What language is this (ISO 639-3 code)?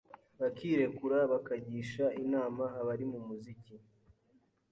kin